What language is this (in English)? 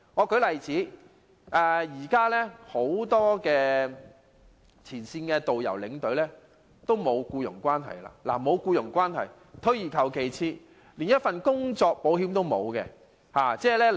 Cantonese